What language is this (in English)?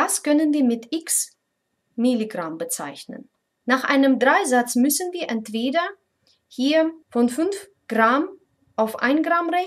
German